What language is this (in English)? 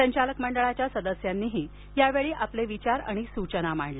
Marathi